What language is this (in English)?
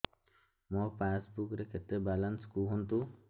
Odia